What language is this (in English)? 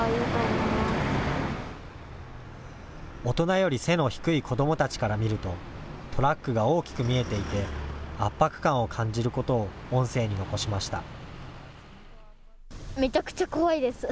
Japanese